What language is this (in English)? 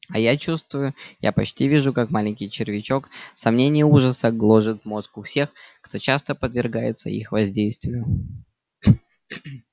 Russian